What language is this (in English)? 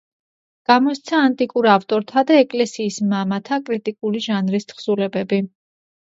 Georgian